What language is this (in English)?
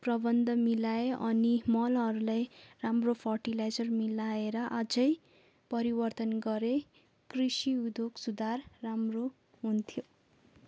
Nepali